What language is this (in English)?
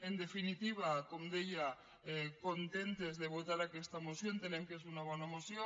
Catalan